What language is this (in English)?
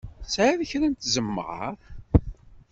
Kabyle